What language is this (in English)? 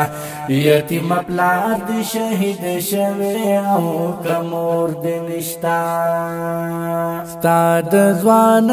Romanian